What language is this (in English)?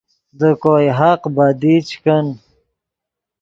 Yidgha